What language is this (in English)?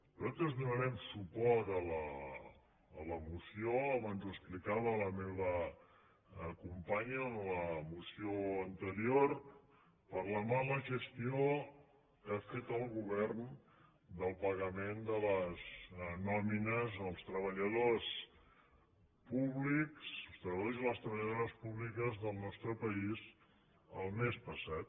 Catalan